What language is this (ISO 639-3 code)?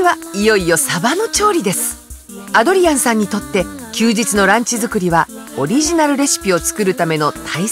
jpn